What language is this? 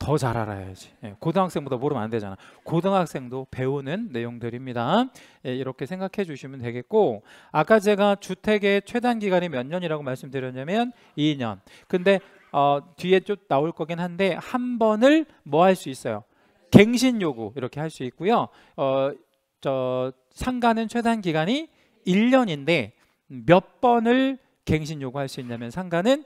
Korean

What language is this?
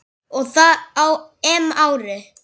Icelandic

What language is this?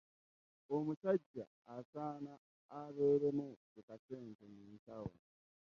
Ganda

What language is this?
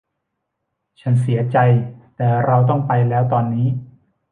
Thai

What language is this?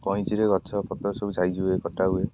Odia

